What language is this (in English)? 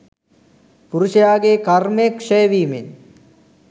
Sinhala